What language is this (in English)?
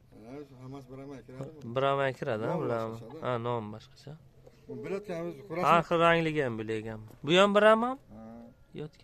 Turkish